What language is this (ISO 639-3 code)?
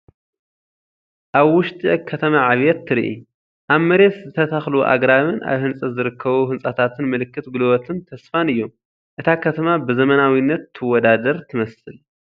tir